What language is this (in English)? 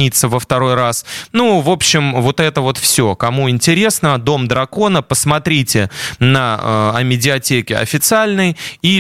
Russian